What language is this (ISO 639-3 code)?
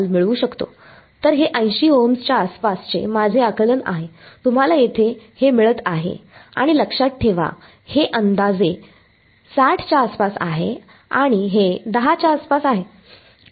mar